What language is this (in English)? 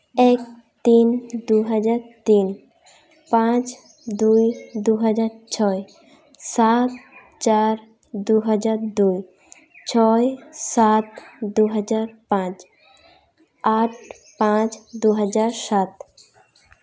Santali